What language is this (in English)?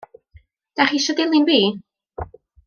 Welsh